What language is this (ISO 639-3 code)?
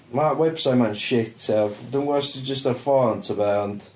cym